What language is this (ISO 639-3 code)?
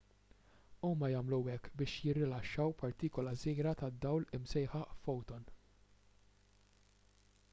mlt